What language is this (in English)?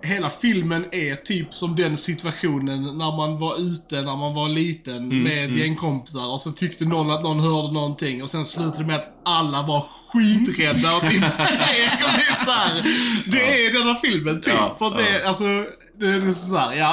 Swedish